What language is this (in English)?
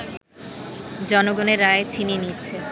Bangla